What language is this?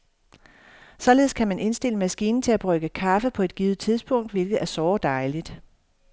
Danish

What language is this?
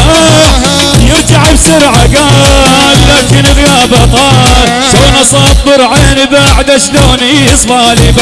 Arabic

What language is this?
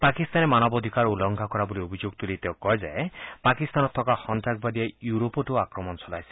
Assamese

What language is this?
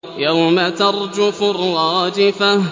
Arabic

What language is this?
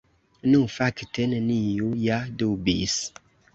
Esperanto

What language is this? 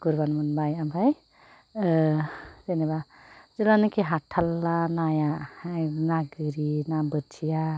Bodo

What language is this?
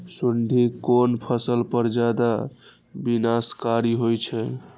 Maithili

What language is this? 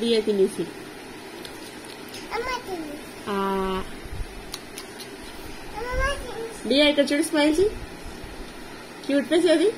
Telugu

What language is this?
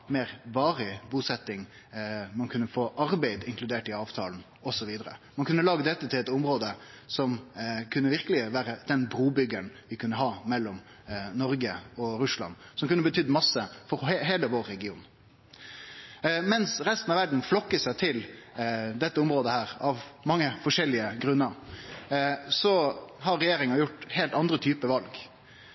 Norwegian Nynorsk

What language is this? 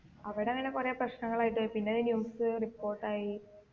Malayalam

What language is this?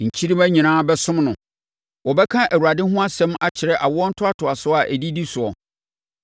Akan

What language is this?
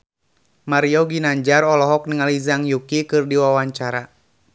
Sundanese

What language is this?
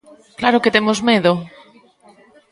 Galician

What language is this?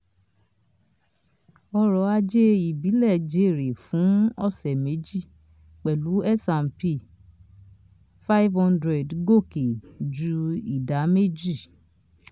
Yoruba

